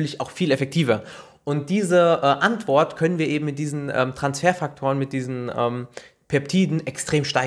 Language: German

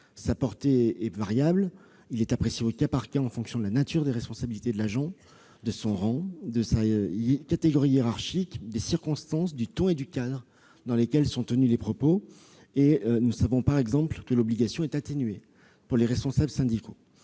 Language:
French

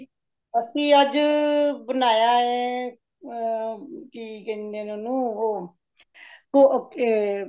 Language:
Punjabi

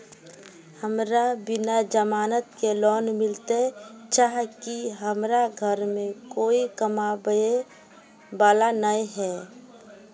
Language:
Magahi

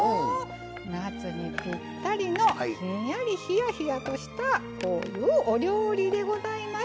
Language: Japanese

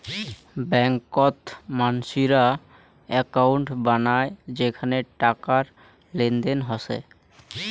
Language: Bangla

